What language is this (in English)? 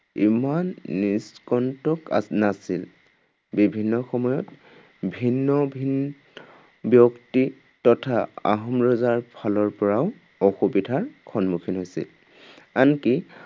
Assamese